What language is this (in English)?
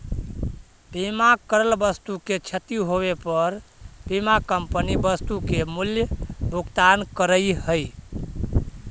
Magahi